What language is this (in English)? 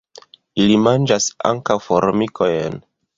Esperanto